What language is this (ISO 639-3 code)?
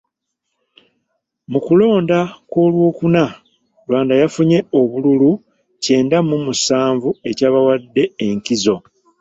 lug